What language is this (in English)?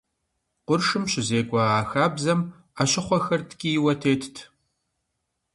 Kabardian